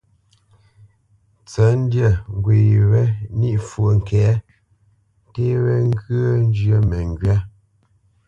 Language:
Bamenyam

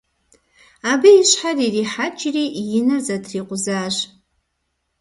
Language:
Kabardian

